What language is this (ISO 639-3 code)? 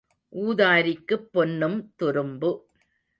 tam